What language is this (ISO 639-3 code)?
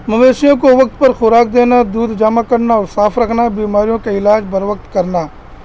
urd